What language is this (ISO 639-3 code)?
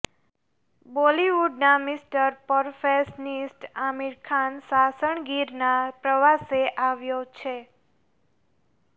guj